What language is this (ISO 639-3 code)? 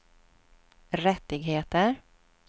swe